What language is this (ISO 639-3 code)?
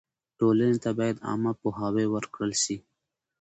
pus